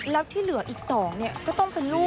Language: Thai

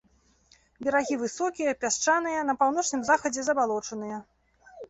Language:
Belarusian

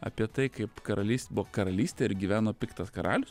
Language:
Lithuanian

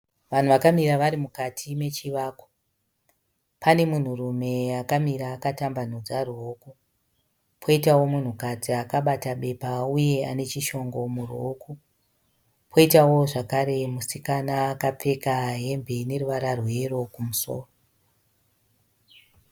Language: Shona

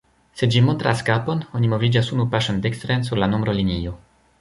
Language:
Esperanto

